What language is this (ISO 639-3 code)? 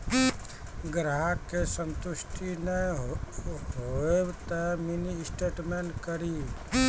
mai